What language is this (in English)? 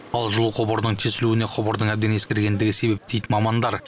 Kazakh